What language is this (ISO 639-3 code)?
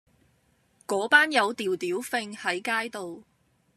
yue